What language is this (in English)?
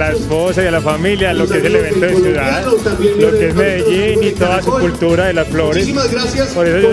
Spanish